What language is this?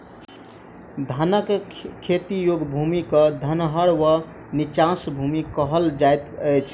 Maithili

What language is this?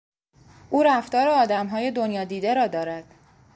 Persian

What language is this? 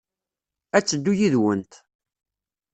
Kabyle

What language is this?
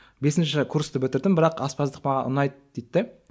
Kazakh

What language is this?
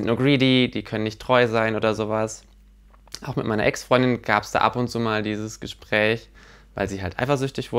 German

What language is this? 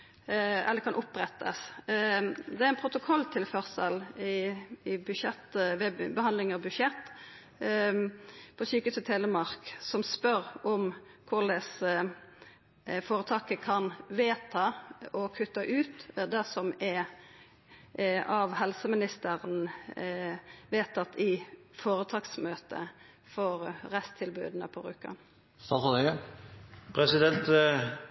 Norwegian Nynorsk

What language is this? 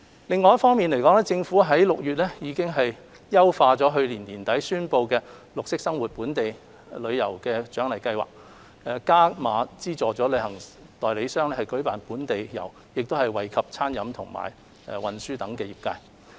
Cantonese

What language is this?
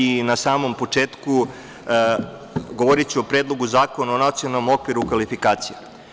Serbian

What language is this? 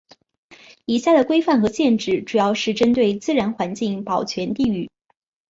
Chinese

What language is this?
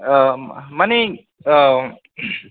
Bodo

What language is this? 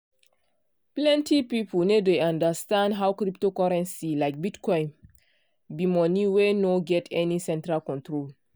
Nigerian Pidgin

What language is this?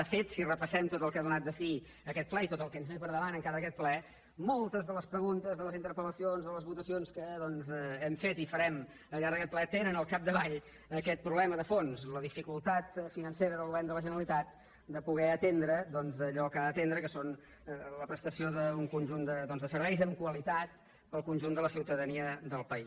Catalan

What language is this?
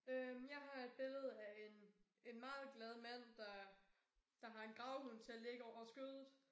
Danish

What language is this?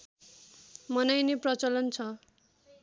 Nepali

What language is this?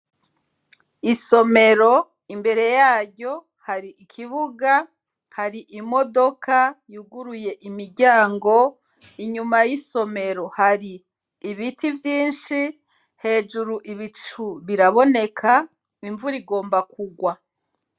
Rundi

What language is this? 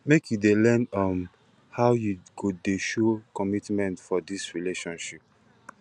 Nigerian Pidgin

